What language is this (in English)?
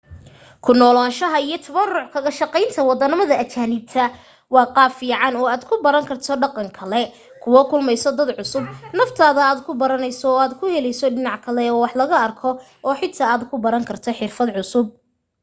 Somali